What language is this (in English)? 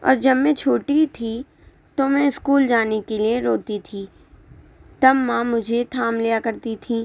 Urdu